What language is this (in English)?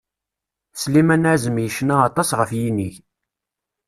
Kabyle